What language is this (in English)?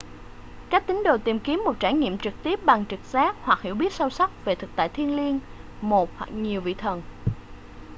Vietnamese